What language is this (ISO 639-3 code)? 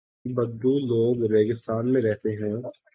urd